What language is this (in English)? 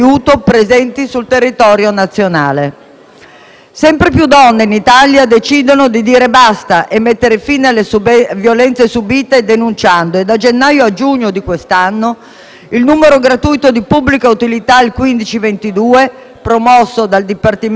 Italian